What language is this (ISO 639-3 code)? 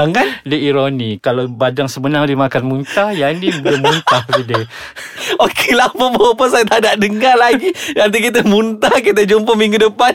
msa